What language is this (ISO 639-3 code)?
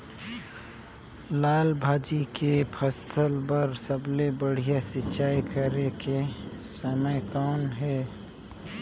hne